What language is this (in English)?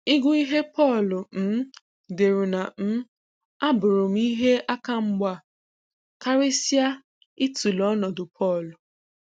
Igbo